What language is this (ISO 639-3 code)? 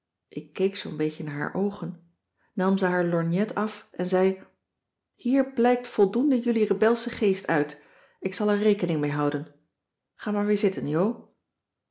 nld